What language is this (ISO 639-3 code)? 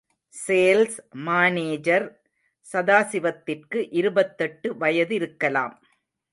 tam